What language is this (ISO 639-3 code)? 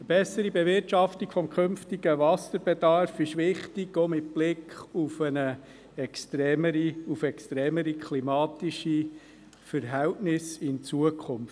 gsw